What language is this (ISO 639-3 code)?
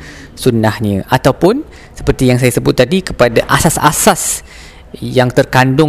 msa